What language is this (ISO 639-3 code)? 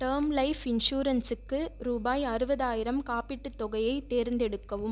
tam